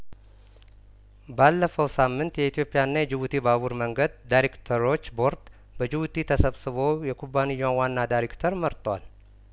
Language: Amharic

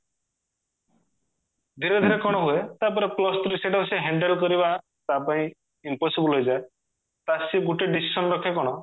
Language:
Odia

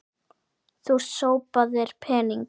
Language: Icelandic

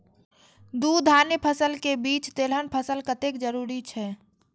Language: Maithili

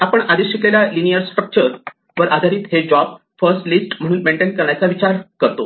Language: Marathi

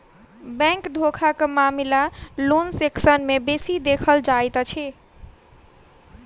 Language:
Maithili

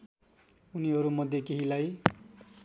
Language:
Nepali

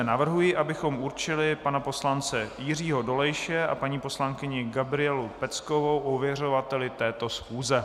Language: Czech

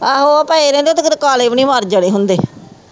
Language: Punjabi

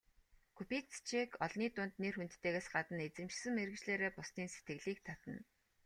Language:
Mongolian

